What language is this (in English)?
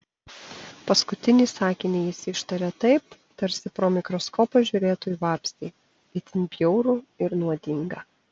Lithuanian